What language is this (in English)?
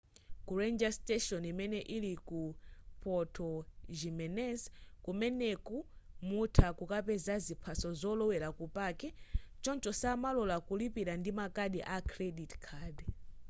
Nyanja